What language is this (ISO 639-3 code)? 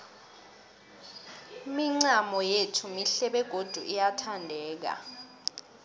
nbl